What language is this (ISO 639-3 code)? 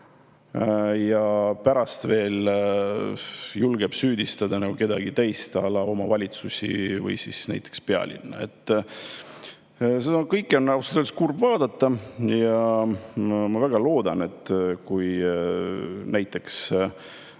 est